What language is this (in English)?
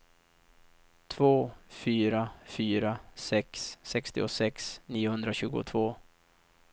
Swedish